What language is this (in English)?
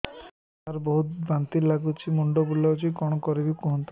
Odia